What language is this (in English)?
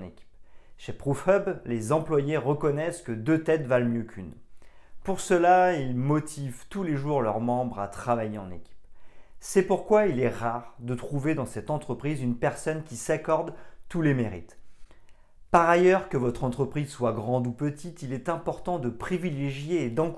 French